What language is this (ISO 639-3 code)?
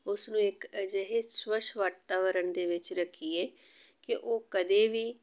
pan